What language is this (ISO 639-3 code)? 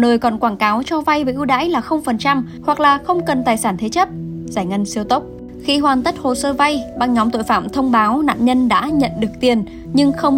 vie